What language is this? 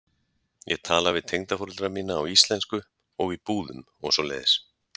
Icelandic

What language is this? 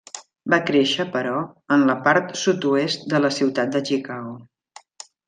Catalan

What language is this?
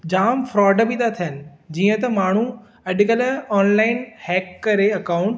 Sindhi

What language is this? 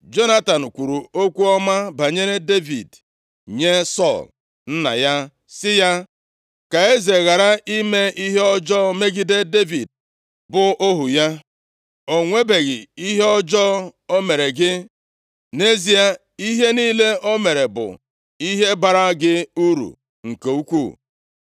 Igbo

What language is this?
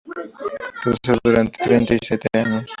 Spanish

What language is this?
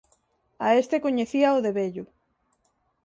Galician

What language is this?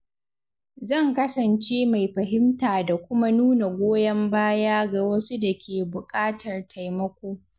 Hausa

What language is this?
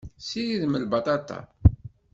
Kabyle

